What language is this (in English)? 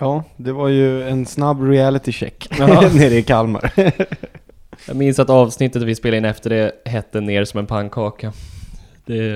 Swedish